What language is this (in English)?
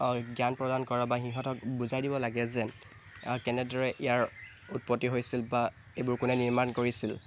Assamese